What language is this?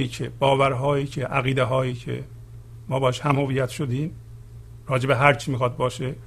Persian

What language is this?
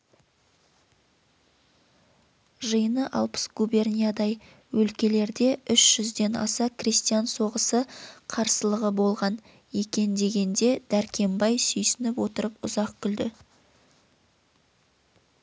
Kazakh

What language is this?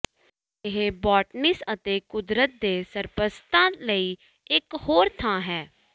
Punjabi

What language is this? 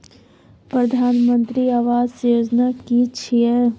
Maithili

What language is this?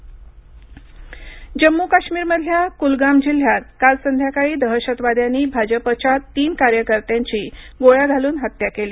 Marathi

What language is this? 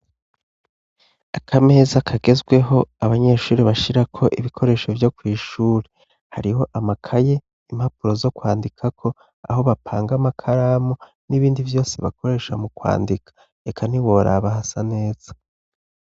Rundi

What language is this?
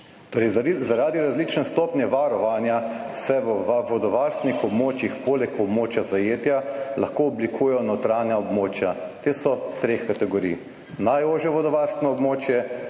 Slovenian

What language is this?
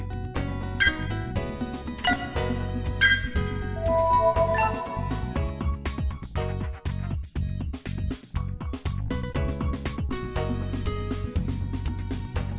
Vietnamese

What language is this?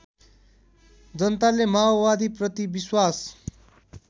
Nepali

